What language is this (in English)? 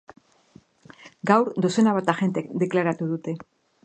Basque